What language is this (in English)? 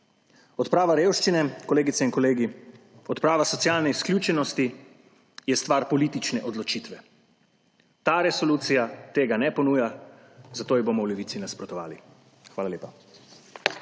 Slovenian